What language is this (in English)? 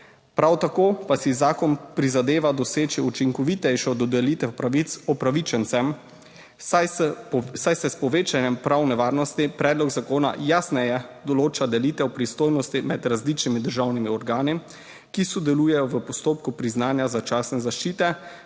Slovenian